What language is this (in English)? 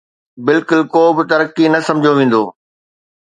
Sindhi